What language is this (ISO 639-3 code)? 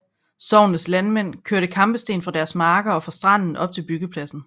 dan